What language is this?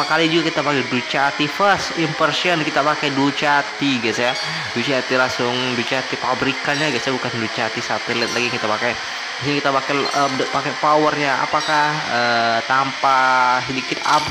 Indonesian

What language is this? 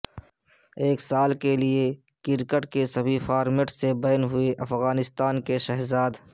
Urdu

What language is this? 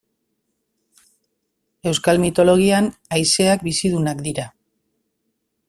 Basque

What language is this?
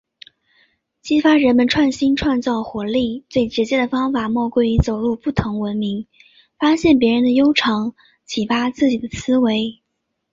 Chinese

